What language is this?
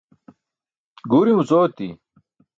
Burushaski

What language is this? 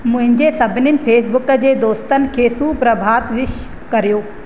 Sindhi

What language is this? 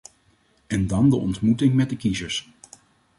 Dutch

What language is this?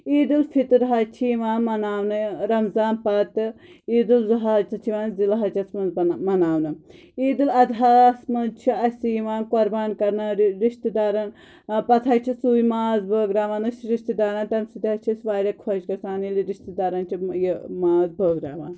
Kashmiri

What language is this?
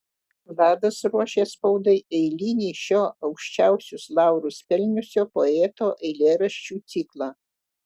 Lithuanian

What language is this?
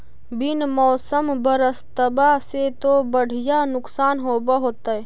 Magahi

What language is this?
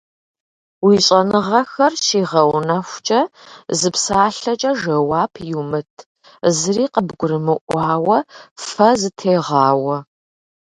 Kabardian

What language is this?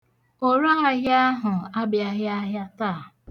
Igbo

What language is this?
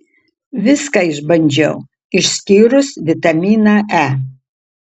Lithuanian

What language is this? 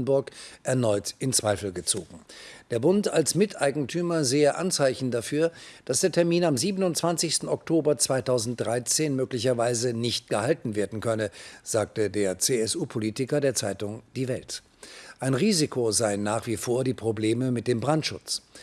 German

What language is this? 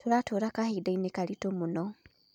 Kikuyu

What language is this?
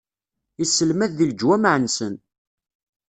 Kabyle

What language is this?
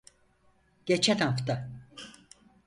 Turkish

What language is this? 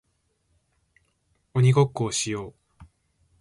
Japanese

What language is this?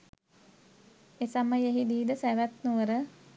Sinhala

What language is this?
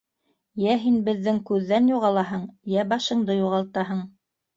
Bashkir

